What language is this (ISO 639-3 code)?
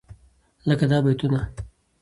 pus